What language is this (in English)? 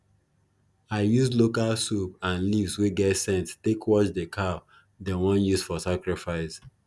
Nigerian Pidgin